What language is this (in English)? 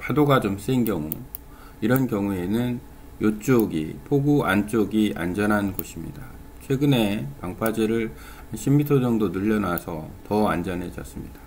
Korean